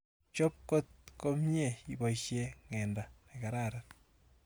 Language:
Kalenjin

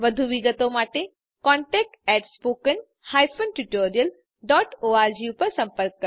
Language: Gujarati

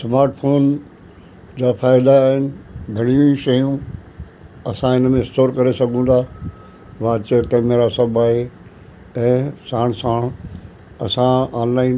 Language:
Sindhi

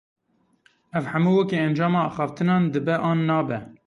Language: Kurdish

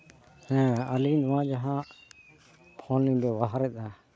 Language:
Santali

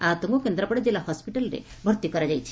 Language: Odia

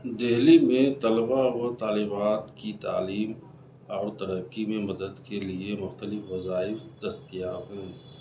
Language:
Urdu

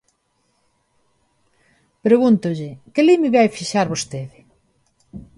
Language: Galician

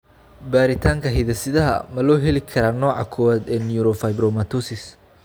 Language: Somali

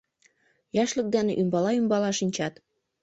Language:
Mari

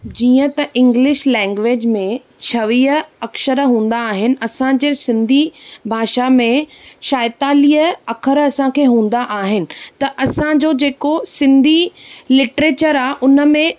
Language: Sindhi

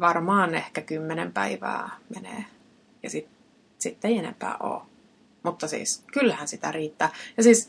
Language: Finnish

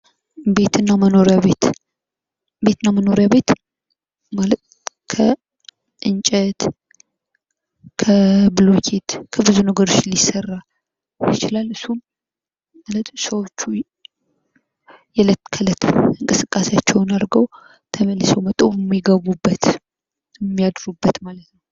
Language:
Amharic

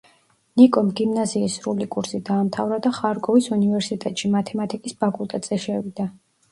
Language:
Georgian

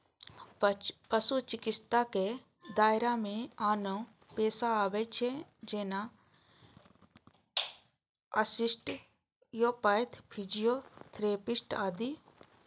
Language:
Maithili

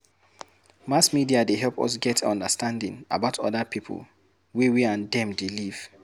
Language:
Nigerian Pidgin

